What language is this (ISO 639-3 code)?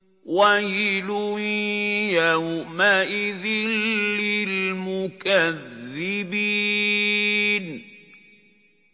ara